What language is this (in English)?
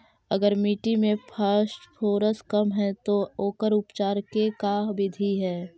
Magahi